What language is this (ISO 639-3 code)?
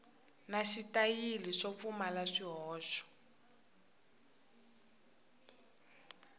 tso